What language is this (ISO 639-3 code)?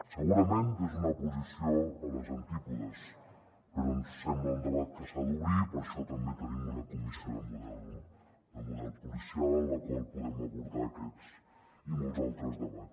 cat